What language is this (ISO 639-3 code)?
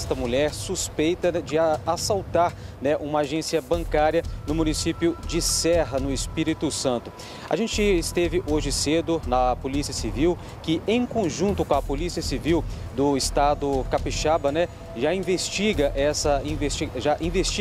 por